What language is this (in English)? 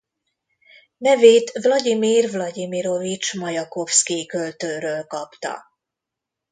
Hungarian